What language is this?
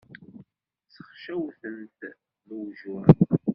Kabyle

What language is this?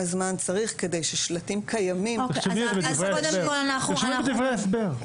Hebrew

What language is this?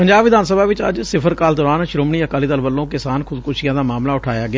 Punjabi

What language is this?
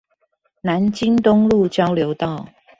Chinese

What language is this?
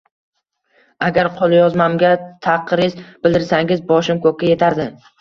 Uzbek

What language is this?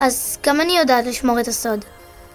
Hebrew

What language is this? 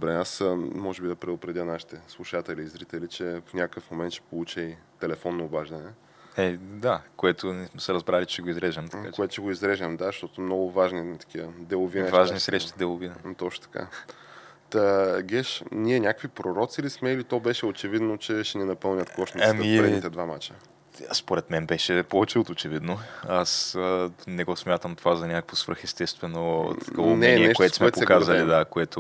Bulgarian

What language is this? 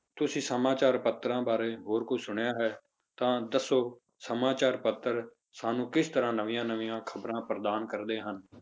Punjabi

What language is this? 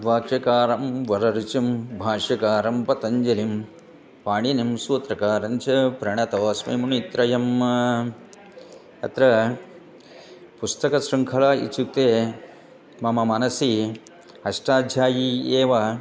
Sanskrit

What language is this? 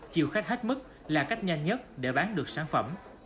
Vietnamese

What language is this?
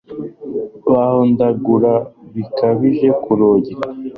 Kinyarwanda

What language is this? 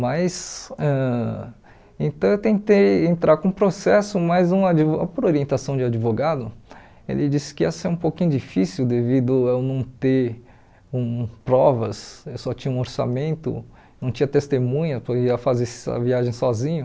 Portuguese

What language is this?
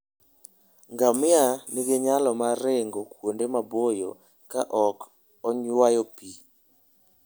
Luo (Kenya and Tanzania)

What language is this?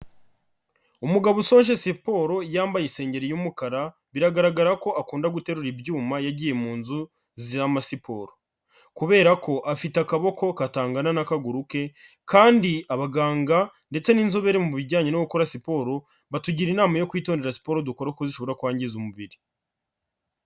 Kinyarwanda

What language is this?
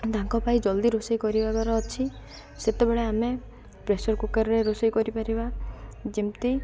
Odia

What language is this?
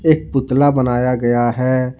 Hindi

